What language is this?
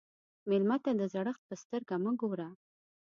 Pashto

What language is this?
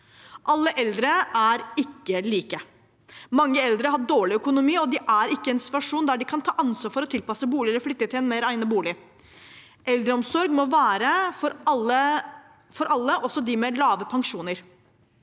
Norwegian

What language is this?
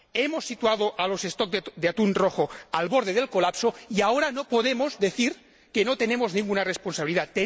Spanish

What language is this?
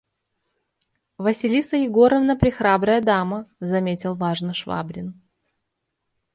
Russian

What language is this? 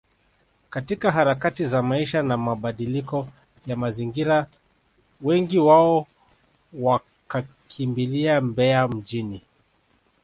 Swahili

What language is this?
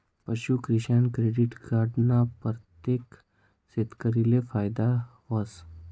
Marathi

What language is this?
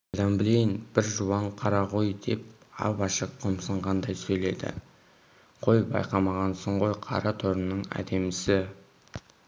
Kazakh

